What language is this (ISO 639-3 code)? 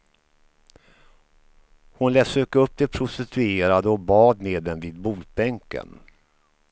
swe